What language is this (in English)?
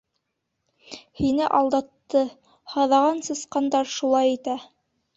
Bashkir